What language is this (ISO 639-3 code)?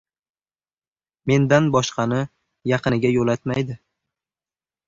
uzb